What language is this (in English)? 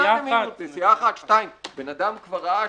Hebrew